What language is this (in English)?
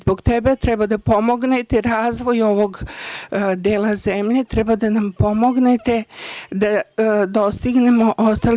Serbian